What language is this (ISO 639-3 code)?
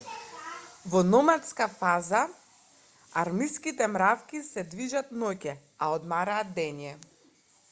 mkd